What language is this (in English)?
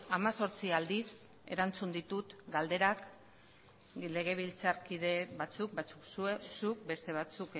Basque